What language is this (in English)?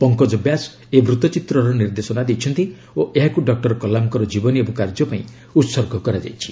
Odia